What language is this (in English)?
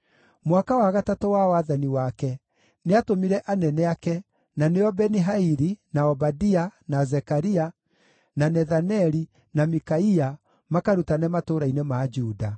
Kikuyu